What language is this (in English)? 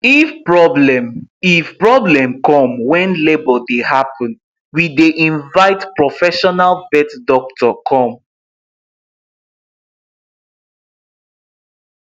Nigerian Pidgin